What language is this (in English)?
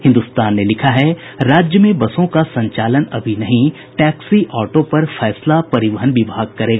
Hindi